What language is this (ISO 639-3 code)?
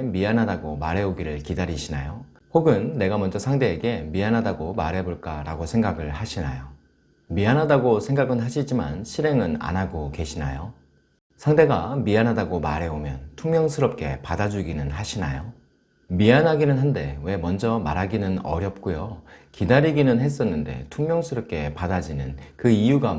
kor